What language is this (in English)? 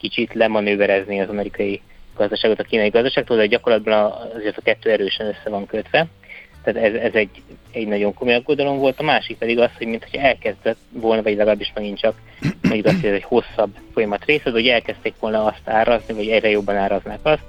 Hungarian